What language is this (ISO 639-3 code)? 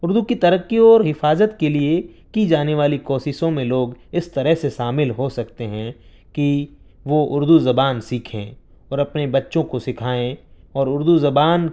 urd